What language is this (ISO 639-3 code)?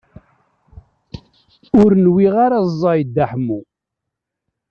kab